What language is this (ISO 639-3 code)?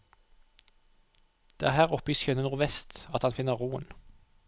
nor